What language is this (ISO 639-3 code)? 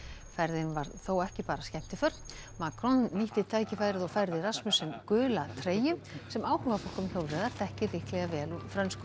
isl